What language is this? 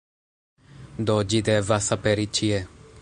Esperanto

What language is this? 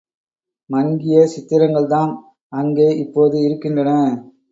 Tamil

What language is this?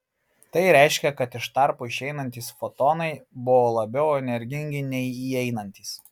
Lithuanian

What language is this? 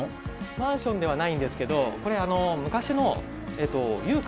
Japanese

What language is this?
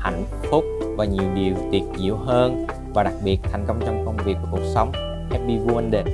Vietnamese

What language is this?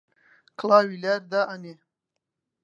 Central Kurdish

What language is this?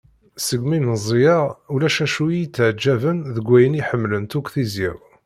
Kabyle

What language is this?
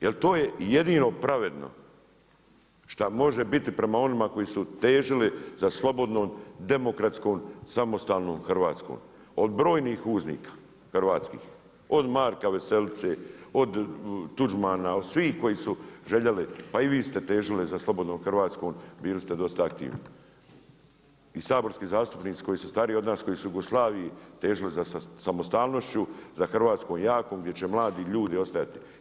Croatian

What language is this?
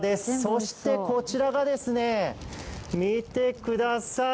Japanese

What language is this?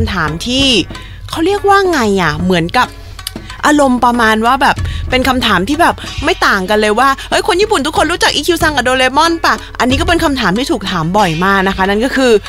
Thai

